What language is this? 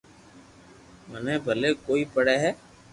Loarki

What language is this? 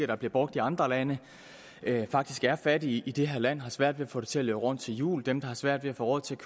Danish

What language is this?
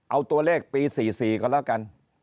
Thai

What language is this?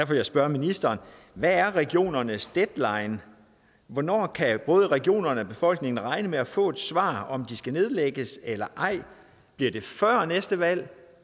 Danish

